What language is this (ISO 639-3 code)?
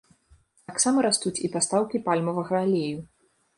bel